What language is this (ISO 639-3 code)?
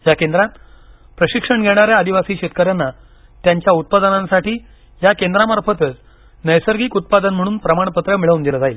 mar